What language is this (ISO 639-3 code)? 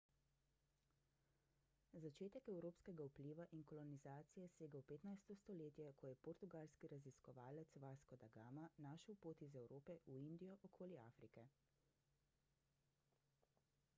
slv